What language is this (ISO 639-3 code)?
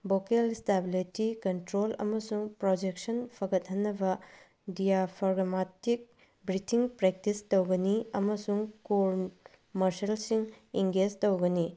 mni